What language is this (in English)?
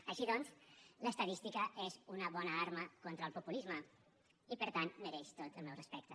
Catalan